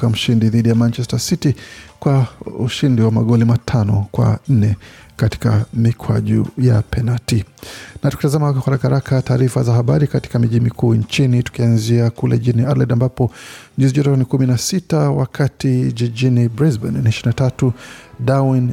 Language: Swahili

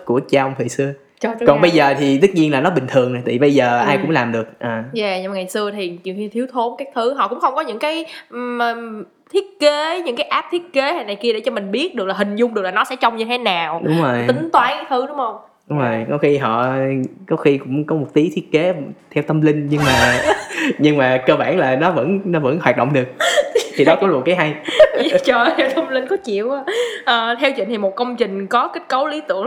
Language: Vietnamese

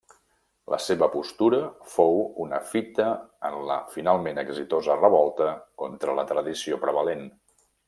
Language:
Catalan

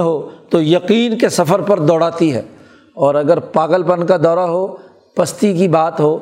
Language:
Urdu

